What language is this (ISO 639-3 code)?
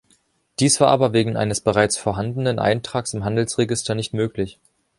deu